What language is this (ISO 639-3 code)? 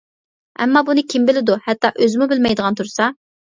uig